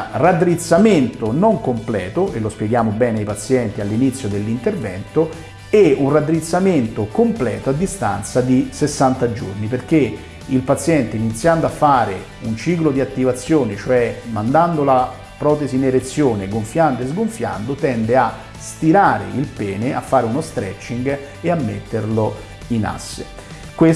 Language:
Italian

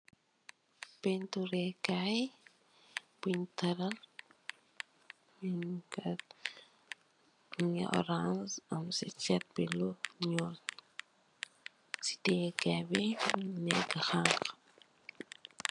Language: Wolof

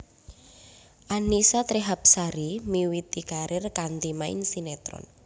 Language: Javanese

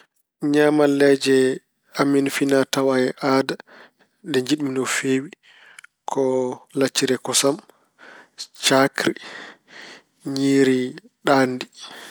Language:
Fula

